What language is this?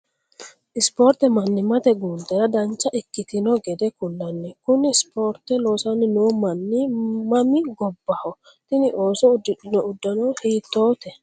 Sidamo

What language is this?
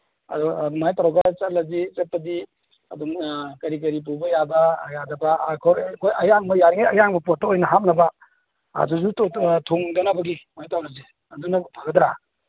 Manipuri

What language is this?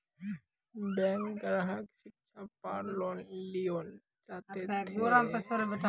Maithili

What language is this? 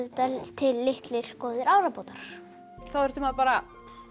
Icelandic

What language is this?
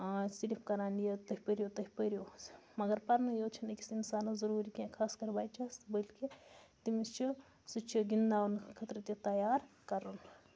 Kashmiri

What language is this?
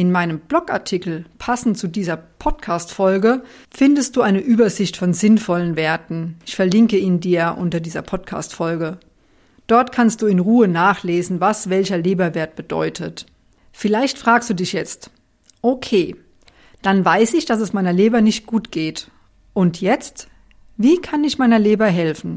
German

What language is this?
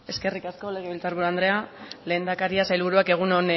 Basque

